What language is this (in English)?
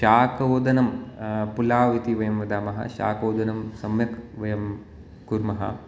Sanskrit